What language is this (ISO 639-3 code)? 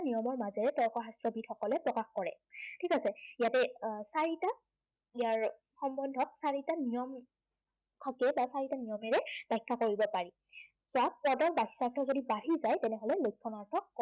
asm